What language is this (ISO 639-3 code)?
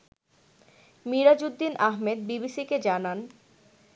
ben